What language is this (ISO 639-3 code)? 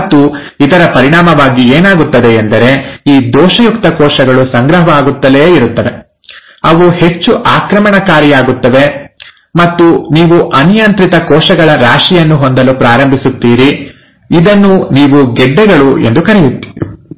kan